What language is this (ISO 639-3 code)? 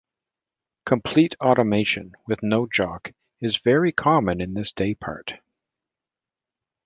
eng